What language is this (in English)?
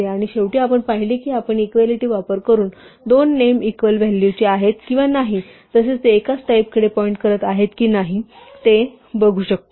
Marathi